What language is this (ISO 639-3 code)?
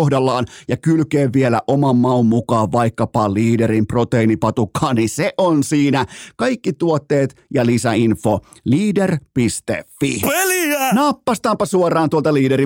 fin